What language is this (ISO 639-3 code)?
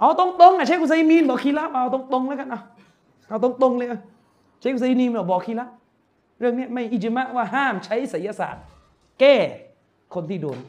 tha